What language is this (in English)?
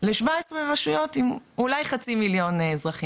Hebrew